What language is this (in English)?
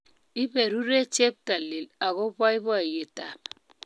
Kalenjin